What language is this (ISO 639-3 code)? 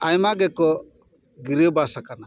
sat